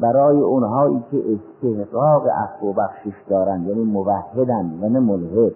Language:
Persian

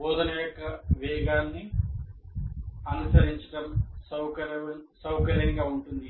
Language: Telugu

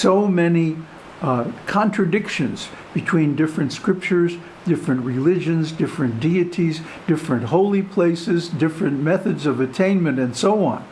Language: English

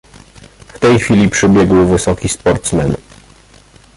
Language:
Polish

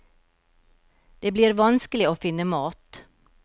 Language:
Norwegian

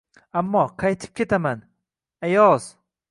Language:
Uzbek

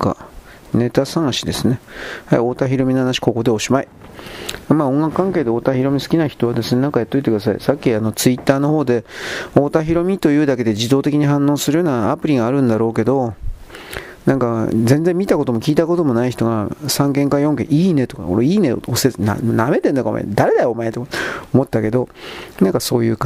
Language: Japanese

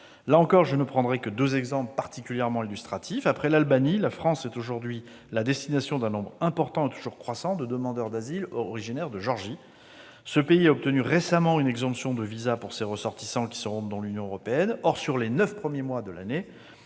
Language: French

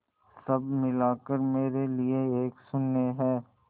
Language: Hindi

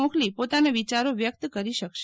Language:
Gujarati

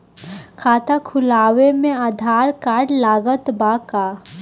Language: Bhojpuri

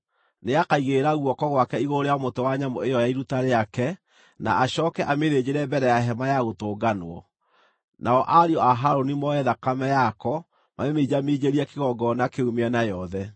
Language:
Kikuyu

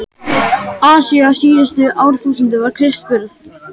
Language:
Icelandic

